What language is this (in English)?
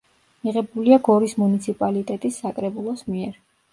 Georgian